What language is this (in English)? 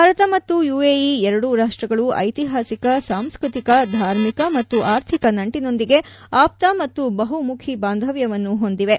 Kannada